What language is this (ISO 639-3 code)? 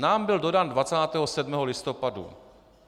ces